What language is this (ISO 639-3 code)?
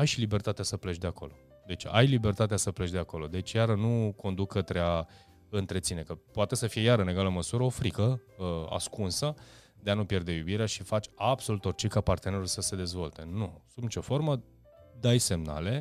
ron